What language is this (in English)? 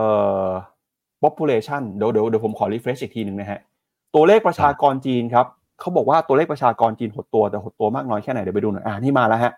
Thai